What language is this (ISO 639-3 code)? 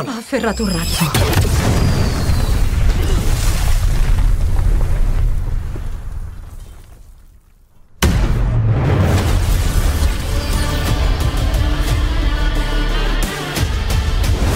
ita